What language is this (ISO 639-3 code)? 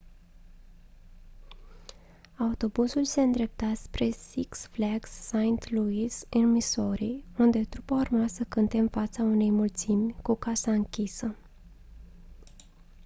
ron